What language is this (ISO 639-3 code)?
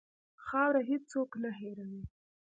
pus